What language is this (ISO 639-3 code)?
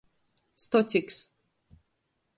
ltg